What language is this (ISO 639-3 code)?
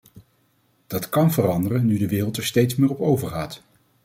nld